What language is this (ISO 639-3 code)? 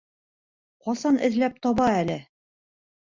bak